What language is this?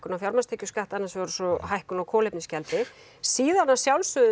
Icelandic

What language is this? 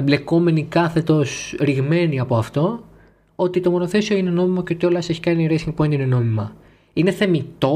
Greek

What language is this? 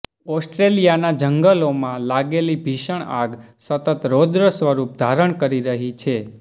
Gujarati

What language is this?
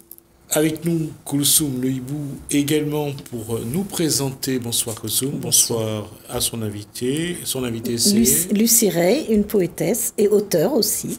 French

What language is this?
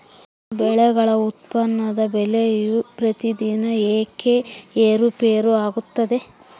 Kannada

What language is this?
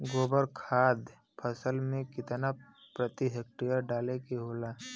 Bhojpuri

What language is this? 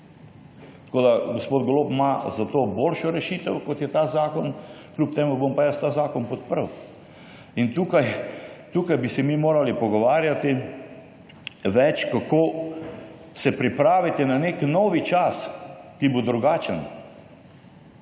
Slovenian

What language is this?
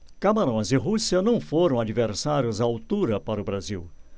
Portuguese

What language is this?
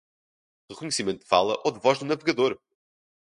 Portuguese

